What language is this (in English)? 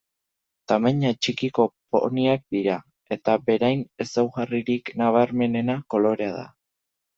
Basque